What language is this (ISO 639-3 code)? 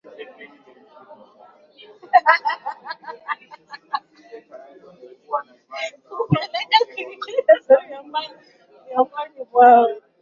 swa